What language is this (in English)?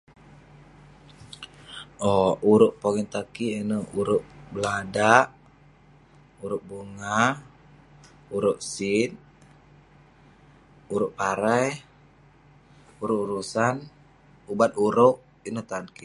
Western Penan